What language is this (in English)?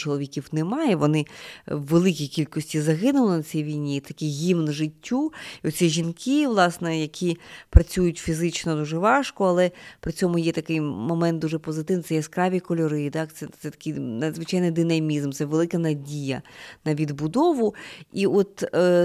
Ukrainian